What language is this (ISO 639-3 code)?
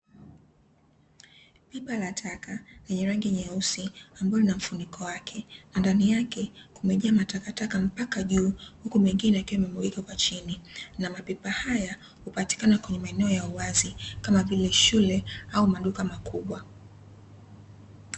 swa